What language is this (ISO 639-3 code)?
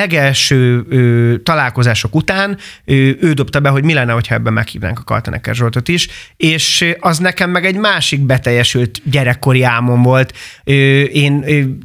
hun